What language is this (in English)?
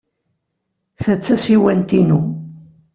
Kabyle